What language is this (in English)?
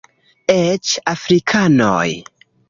Esperanto